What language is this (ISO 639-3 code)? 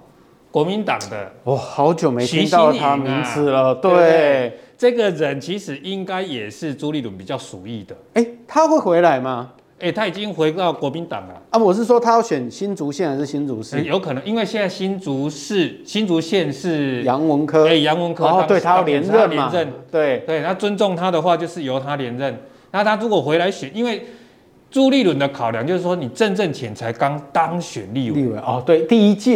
zho